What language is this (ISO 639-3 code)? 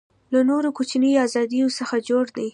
pus